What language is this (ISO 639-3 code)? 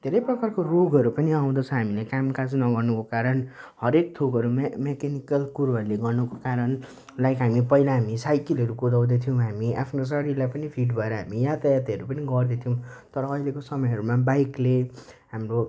nep